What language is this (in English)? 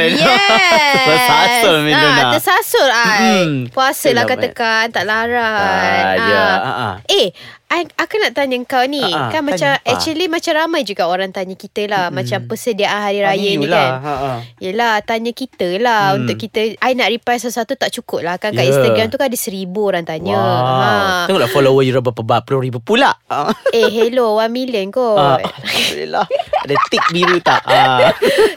Malay